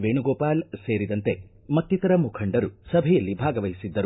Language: Kannada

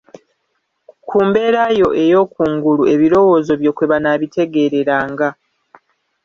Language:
Ganda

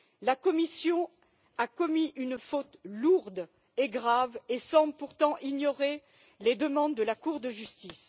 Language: French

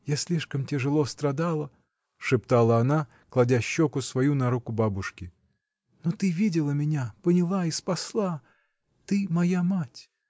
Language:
Russian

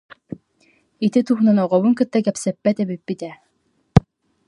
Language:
Yakut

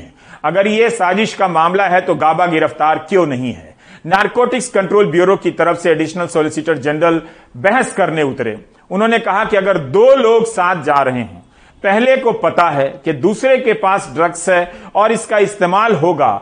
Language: Hindi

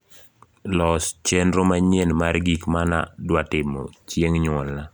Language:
Luo (Kenya and Tanzania)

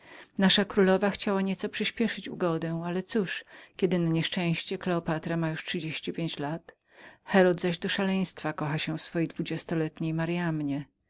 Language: Polish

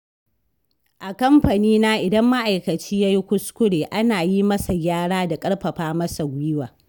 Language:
Hausa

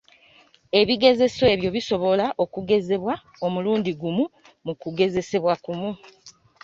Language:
Ganda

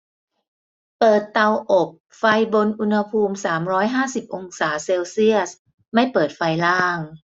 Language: Thai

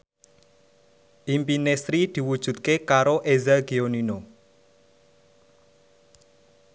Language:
Javanese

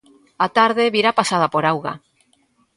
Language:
Galician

